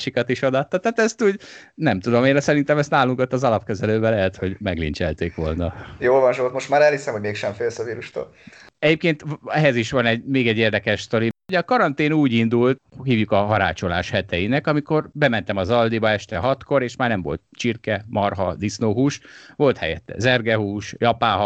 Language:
Hungarian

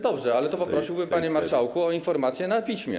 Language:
Polish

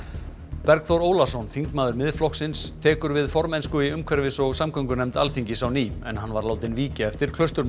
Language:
Icelandic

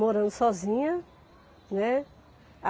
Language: Portuguese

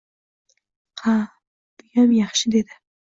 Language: Uzbek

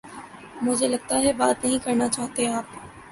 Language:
Urdu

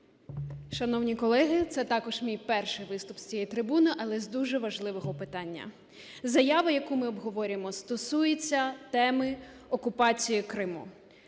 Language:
Ukrainian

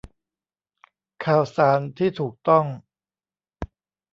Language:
Thai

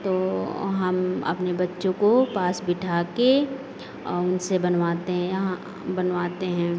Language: Hindi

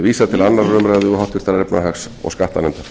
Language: Icelandic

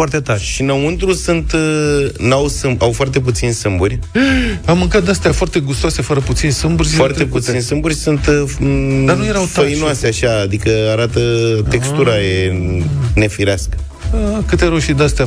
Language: Romanian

